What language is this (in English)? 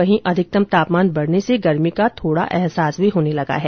Hindi